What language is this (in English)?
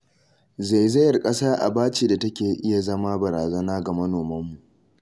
Hausa